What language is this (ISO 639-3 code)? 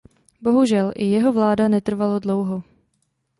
ces